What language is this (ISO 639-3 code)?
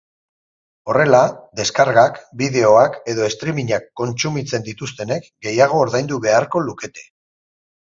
eus